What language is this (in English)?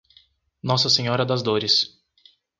Portuguese